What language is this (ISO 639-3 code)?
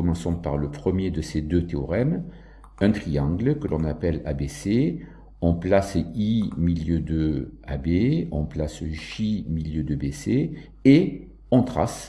fra